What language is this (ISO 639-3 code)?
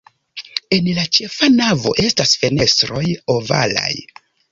epo